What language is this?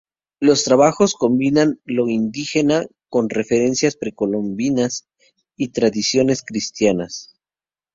Spanish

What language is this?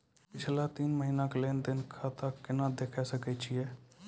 Maithili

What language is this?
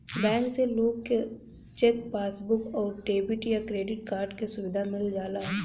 Bhojpuri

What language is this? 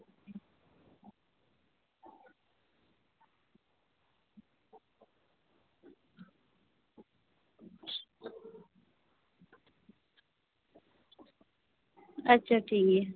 Santali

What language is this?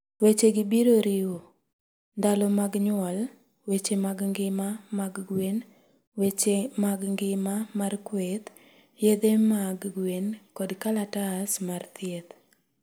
Luo (Kenya and Tanzania)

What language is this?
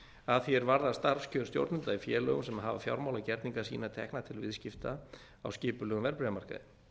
Icelandic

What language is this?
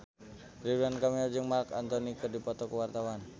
Sundanese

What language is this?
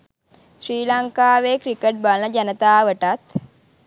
Sinhala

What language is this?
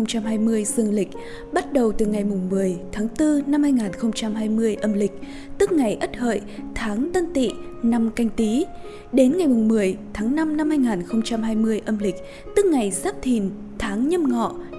Vietnamese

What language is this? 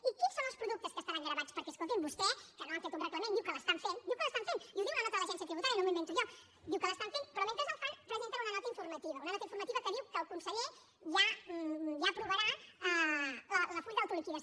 Catalan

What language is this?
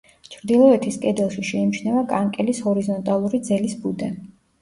Georgian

